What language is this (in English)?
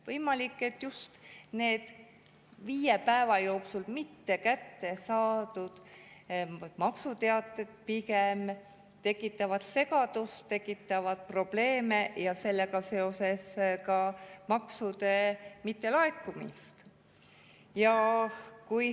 Estonian